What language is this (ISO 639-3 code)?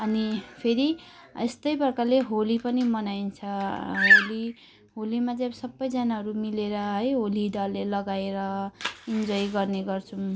nep